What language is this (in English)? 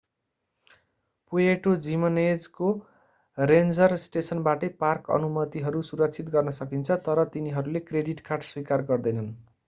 Nepali